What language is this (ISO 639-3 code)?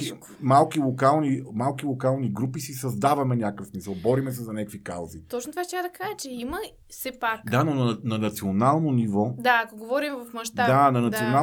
bul